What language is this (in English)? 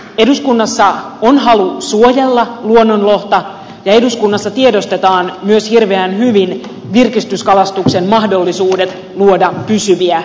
Finnish